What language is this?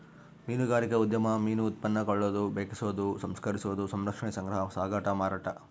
Kannada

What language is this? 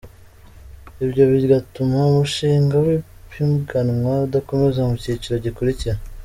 Kinyarwanda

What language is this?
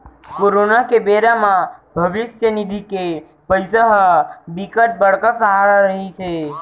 Chhattisgarhi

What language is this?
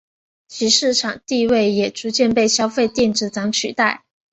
Chinese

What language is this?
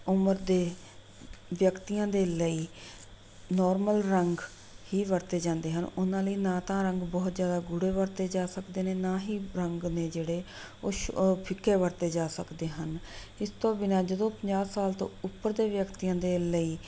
Punjabi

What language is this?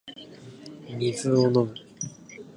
Japanese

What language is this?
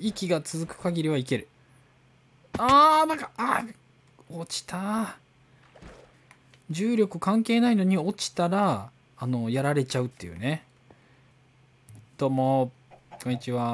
Japanese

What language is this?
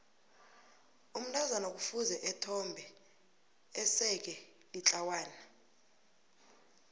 South Ndebele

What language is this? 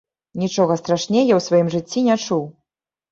Belarusian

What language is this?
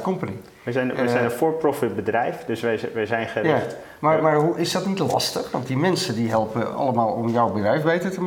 Dutch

